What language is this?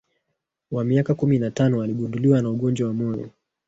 Swahili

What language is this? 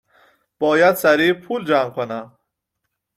Persian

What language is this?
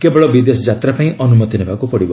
Odia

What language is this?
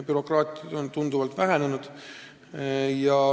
Estonian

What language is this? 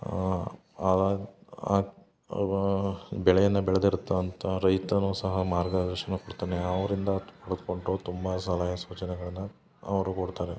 Kannada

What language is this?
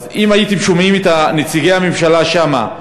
Hebrew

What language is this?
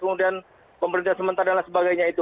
Indonesian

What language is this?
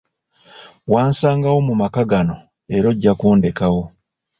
Ganda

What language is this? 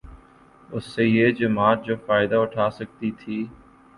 Urdu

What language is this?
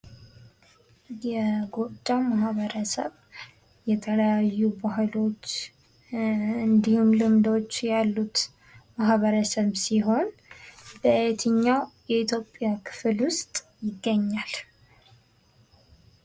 Amharic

